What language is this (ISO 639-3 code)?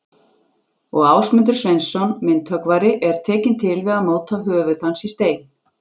isl